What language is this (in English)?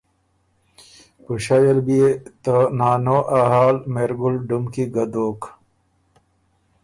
Ormuri